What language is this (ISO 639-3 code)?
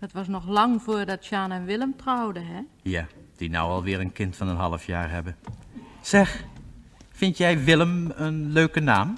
nld